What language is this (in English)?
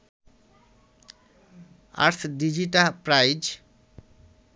Bangla